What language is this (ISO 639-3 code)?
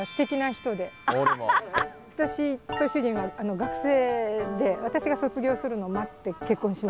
jpn